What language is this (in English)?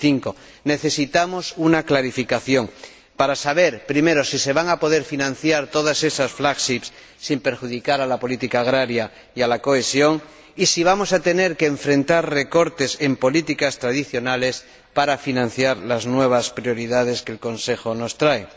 Spanish